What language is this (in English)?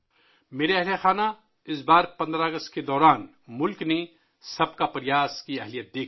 Urdu